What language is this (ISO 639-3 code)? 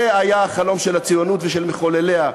heb